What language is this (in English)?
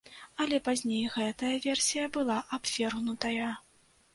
Belarusian